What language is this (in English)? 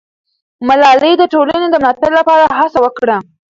Pashto